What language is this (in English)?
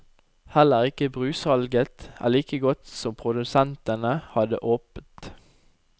Norwegian